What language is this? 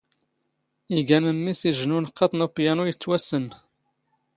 Standard Moroccan Tamazight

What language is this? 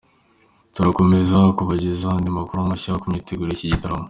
Kinyarwanda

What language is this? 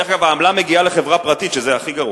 Hebrew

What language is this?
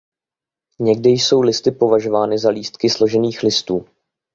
Czech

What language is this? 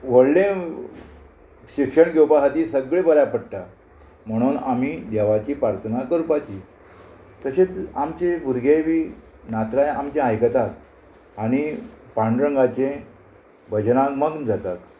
Konkani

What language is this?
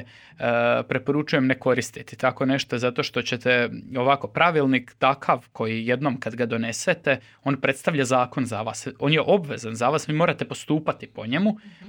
Croatian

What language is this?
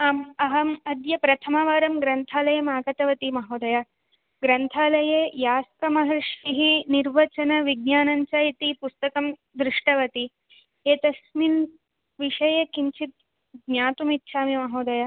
Sanskrit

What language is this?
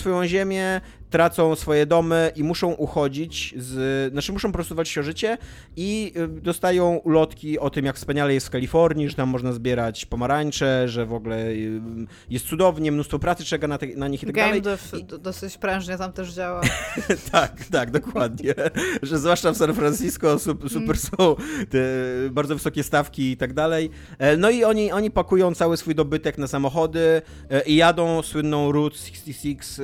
Polish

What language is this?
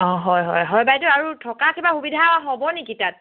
Assamese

